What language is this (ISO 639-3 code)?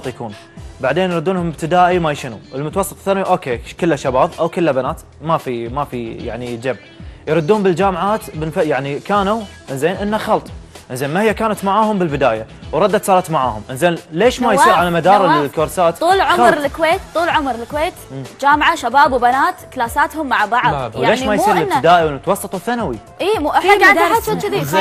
ara